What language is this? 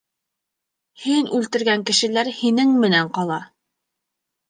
Bashkir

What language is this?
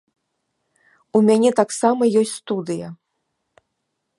Belarusian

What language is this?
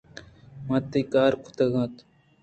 Eastern Balochi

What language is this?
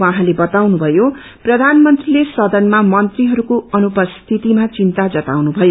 Nepali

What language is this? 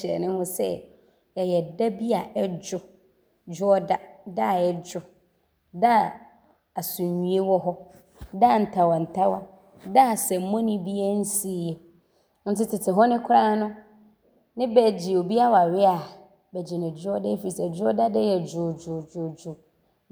Abron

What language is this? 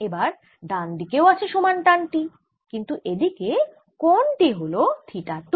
Bangla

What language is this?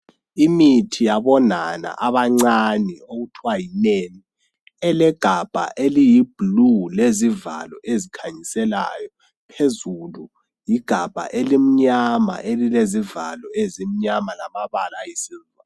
North Ndebele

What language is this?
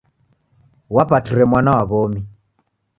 Taita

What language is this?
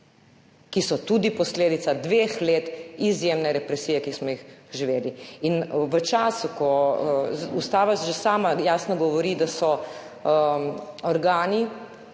Slovenian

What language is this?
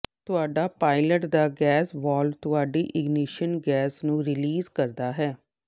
Punjabi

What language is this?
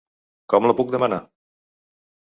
Catalan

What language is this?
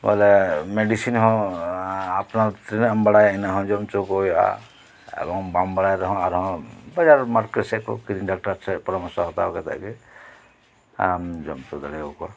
Santali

